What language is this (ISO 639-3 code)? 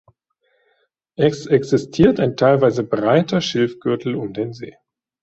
deu